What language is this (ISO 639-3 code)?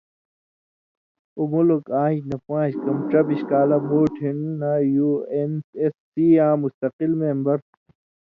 mvy